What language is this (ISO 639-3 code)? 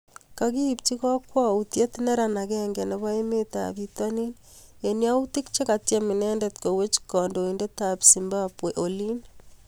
kln